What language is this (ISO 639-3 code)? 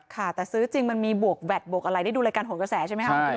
tha